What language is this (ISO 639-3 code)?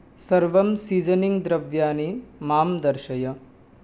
san